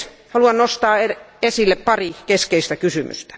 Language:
Finnish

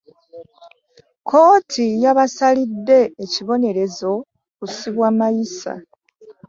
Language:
Ganda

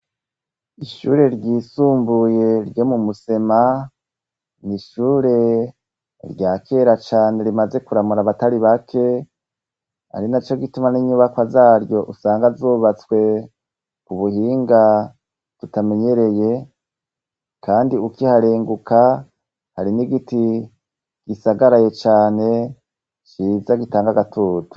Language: Rundi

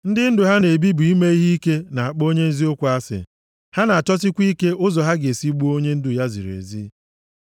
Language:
Igbo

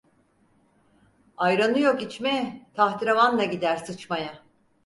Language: Turkish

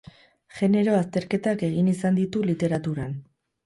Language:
Basque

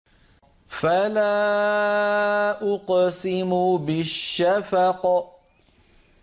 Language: Arabic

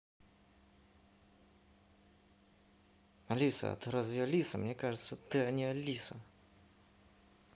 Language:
Russian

